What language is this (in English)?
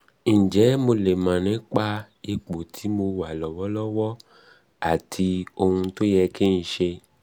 Yoruba